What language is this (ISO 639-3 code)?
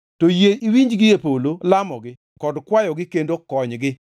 luo